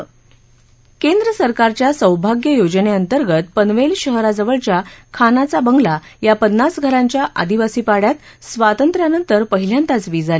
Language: Marathi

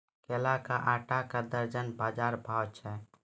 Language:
Maithili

